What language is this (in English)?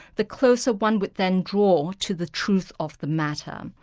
English